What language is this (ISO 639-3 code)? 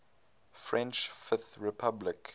eng